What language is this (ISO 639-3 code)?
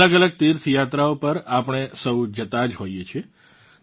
guj